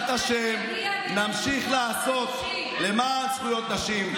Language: Hebrew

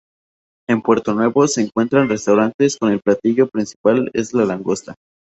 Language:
Spanish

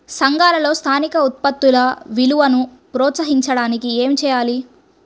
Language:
Telugu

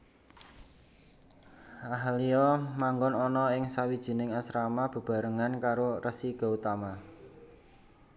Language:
Javanese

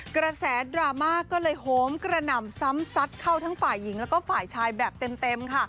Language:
Thai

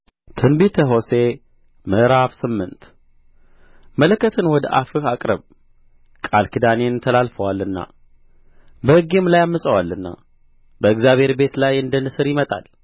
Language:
Amharic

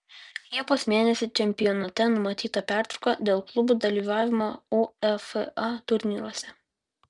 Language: Lithuanian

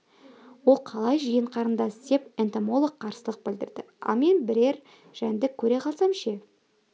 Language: Kazakh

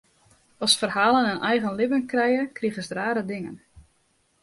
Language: Western Frisian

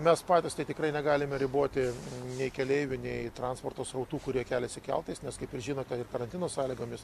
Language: Lithuanian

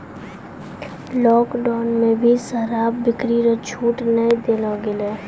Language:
Maithili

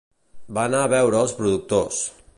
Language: Catalan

